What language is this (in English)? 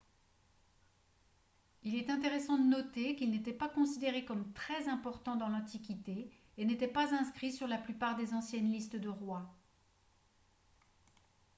French